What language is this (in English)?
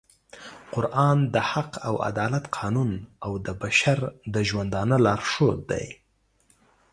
Pashto